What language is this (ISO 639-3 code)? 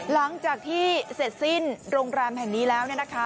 tha